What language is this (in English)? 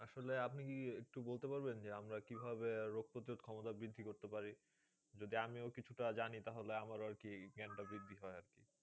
Bangla